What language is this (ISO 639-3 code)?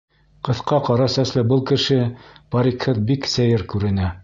bak